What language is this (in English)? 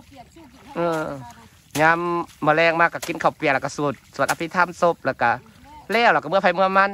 Thai